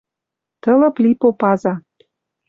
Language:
Western Mari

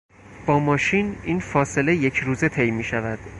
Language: Persian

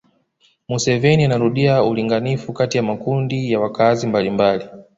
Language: Swahili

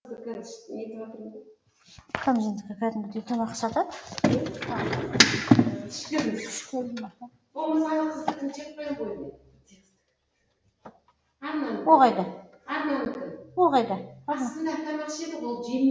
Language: Kazakh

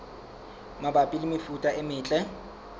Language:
Southern Sotho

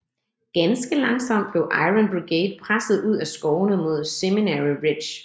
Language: Danish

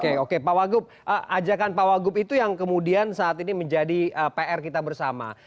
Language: Indonesian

